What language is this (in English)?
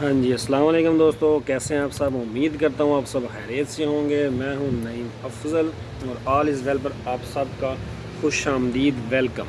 Urdu